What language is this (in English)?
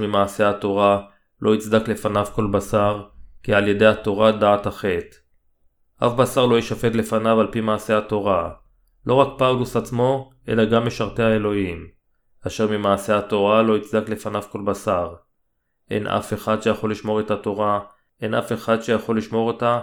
Hebrew